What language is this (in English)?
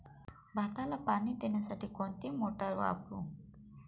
Marathi